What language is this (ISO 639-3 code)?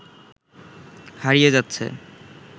ben